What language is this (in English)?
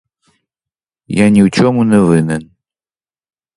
Ukrainian